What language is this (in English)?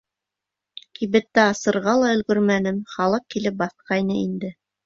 Bashkir